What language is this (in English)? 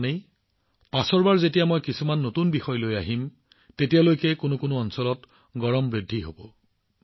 Assamese